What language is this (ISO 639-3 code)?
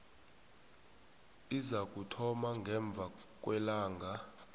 nbl